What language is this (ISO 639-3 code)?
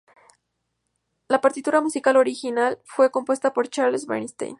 spa